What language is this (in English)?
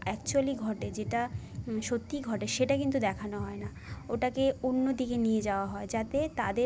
Bangla